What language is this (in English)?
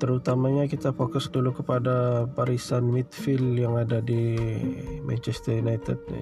Malay